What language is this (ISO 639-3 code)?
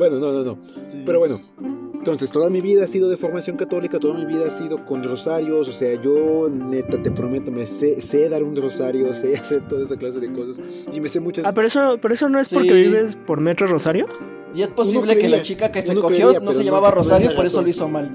spa